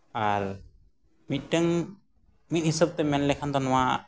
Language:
Santali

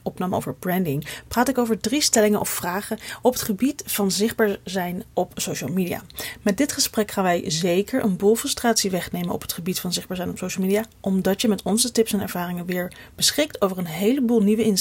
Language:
Dutch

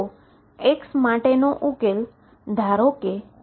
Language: Gujarati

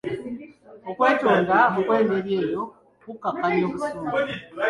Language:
Ganda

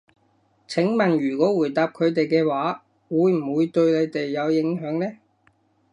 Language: Cantonese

